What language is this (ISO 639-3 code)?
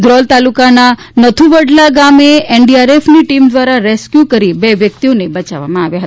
guj